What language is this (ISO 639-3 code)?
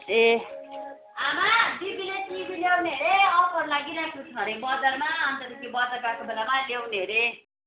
nep